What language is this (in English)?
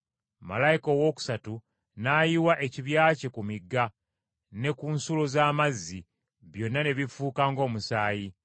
Ganda